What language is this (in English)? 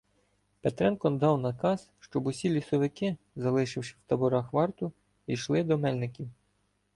Ukrainian